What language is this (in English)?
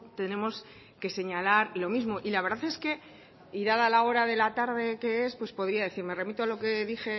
Spanish